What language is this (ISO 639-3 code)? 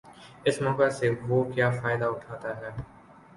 urd